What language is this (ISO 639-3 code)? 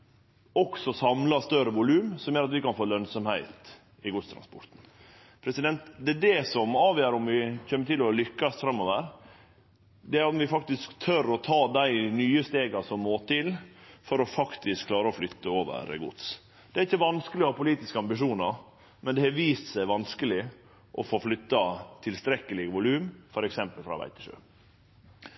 nno